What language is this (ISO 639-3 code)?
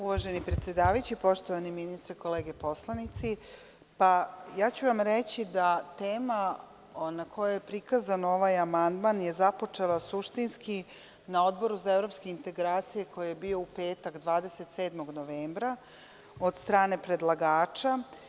srp